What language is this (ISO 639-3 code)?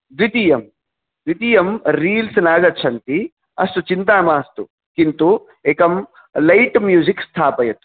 san